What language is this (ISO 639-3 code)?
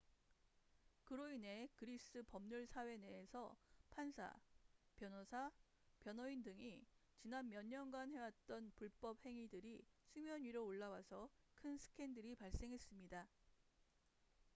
kor